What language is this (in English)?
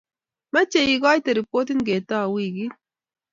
Kalenjin